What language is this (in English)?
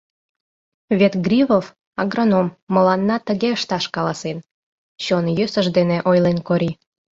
Mari